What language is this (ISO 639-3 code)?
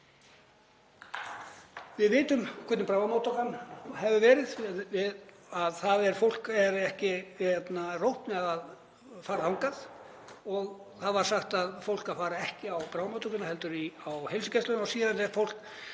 isl